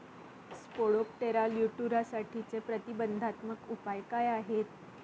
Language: Marathi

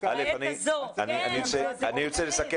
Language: Hebrew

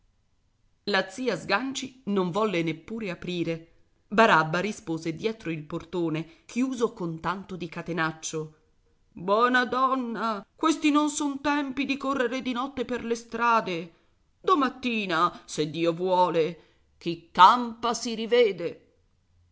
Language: Italian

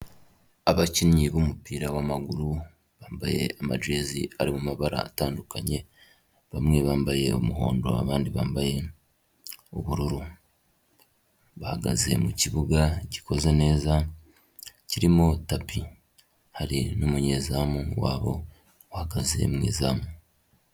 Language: Kinyarwanda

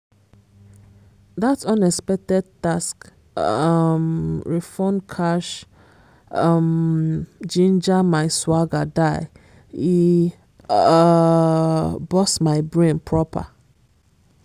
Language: Nigerian Pidgin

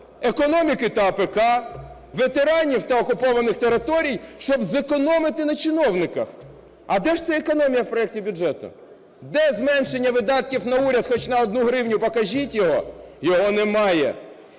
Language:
Ukrainian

